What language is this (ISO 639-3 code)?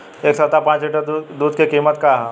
bho